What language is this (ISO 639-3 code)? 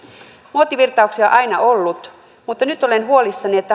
fin